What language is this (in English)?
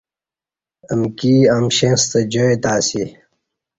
Kati